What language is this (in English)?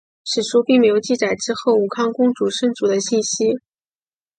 Chinese